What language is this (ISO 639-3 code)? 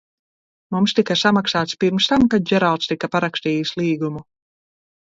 lav